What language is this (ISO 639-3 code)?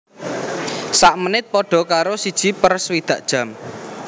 jav